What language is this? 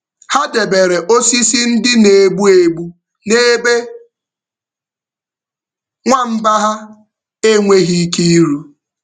Igbo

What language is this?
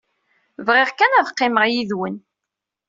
Kabyle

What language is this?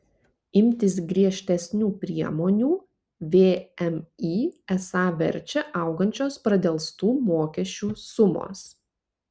Lithuanian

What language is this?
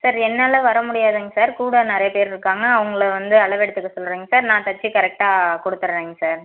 Tamil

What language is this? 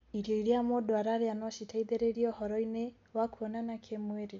Kikuyu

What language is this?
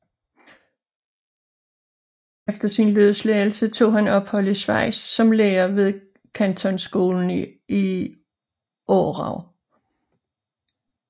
Danish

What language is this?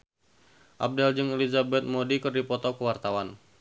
Sundanese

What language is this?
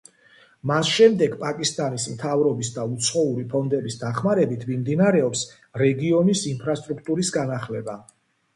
Georgian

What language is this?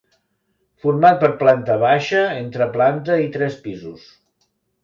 Catalan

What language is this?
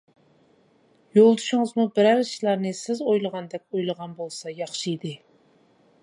Uyghur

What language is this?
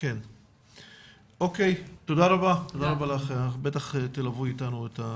Hebrew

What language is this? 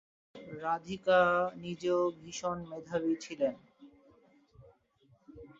Bangla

